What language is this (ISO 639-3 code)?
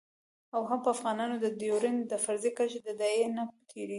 pus